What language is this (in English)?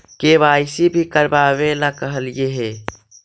Magahi